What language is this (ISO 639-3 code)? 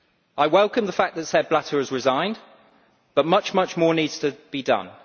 eng